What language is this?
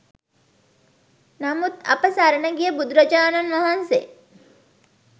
Sinhala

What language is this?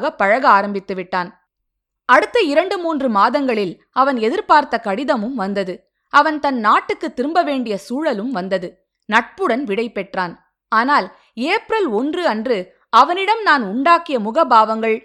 Tamil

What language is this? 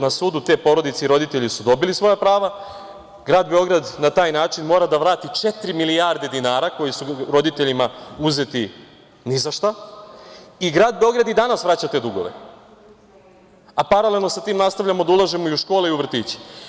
Serbian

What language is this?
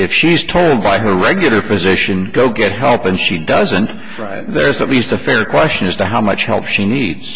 English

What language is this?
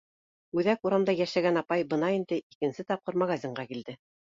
Bashkir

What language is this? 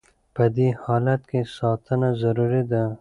Pashto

